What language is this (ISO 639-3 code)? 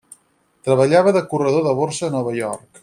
cat